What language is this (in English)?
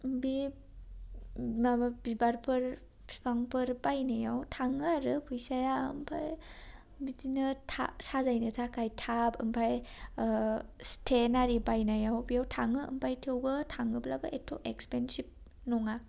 Bodo